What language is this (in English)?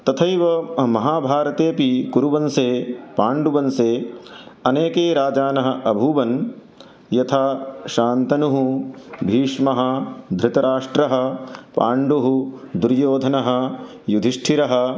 Sanskrit